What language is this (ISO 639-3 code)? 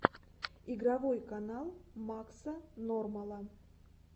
rus